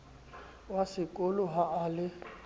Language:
Southern Sotho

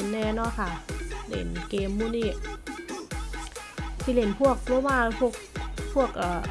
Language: Thai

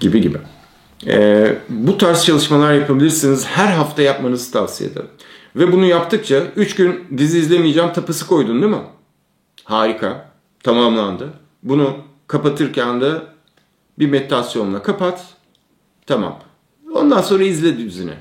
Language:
Turkish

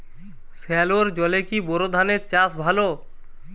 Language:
Bangla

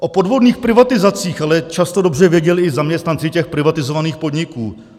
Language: Czech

